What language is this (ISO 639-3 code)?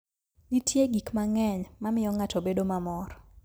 luo